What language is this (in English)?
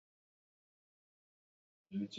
Basque